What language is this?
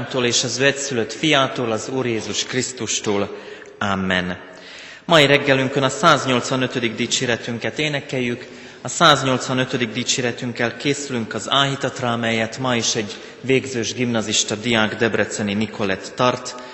Hungarian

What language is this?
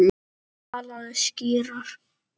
Icelandic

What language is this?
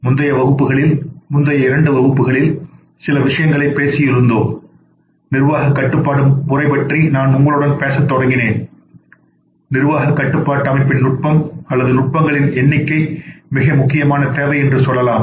Tamil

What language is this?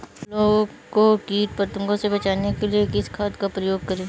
Hindi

